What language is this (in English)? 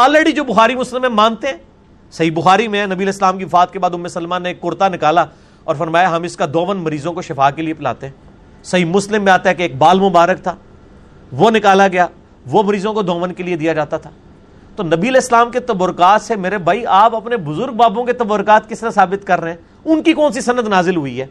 Urdu